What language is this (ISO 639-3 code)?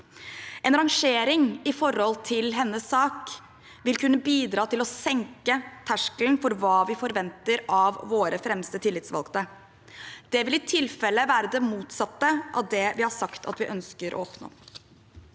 nor